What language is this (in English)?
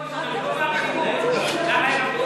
Hebrew